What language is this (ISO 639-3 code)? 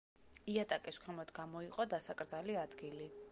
kat